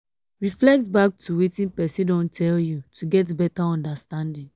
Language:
Nigerian Pidgin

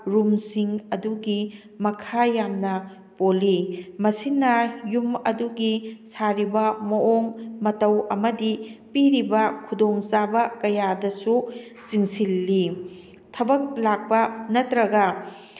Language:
Manipuri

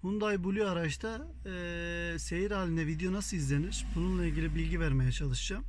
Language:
Turkish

